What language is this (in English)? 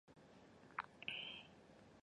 Chinese